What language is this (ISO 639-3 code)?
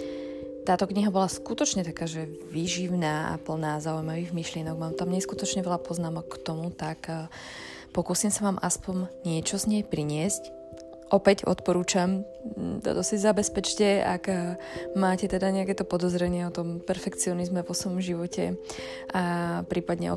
slk